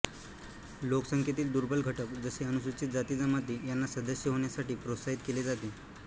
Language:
Marathi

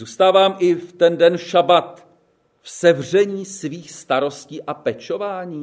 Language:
Czech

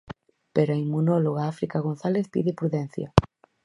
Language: Galician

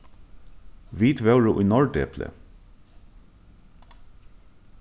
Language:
Faroese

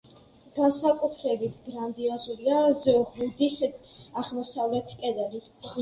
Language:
Georgian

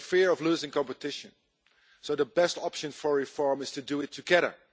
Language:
English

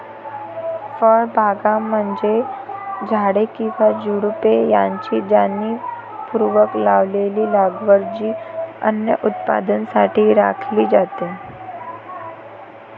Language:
Marathi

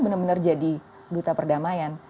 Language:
Indonesian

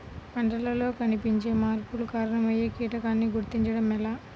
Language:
Telugu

